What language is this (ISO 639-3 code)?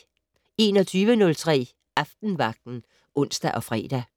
dan